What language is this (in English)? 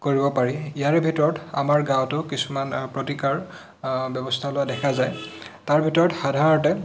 Assamese